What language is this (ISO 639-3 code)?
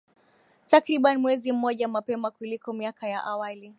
swa